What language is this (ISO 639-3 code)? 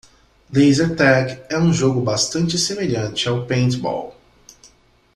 por